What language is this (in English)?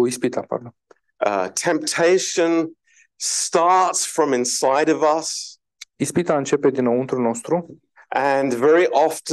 Romanian